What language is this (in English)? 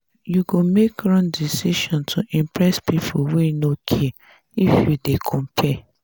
Nigerian Pidgin